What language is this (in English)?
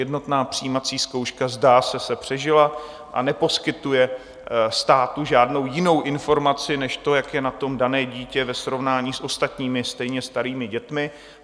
Czech